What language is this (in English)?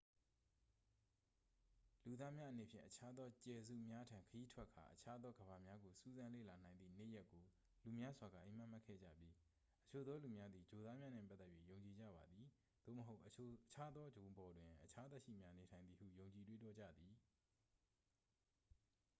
Burmese